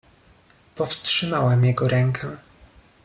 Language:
Polish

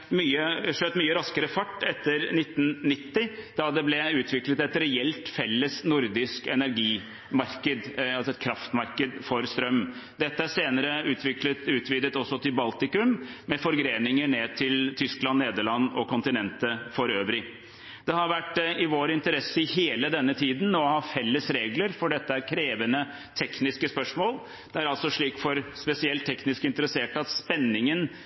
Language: Norwegian Bokmål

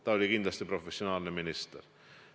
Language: Estonian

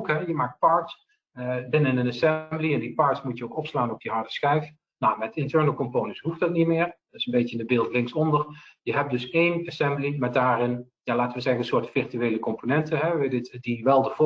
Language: Dutch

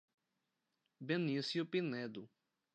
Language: Portuguese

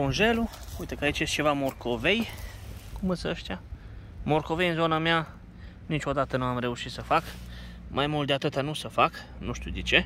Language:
Romanian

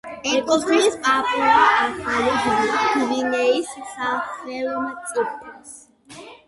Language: Georgian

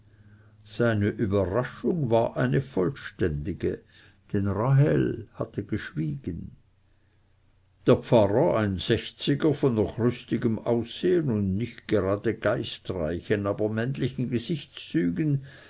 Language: German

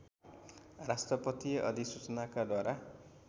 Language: Nepali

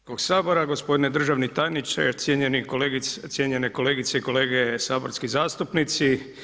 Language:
Croatian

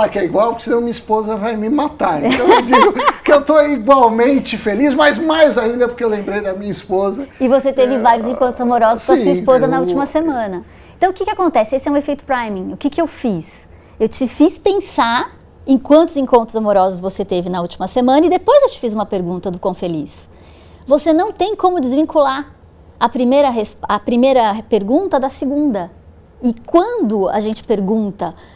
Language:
Portuguese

